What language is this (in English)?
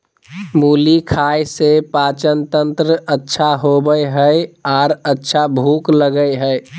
Magahi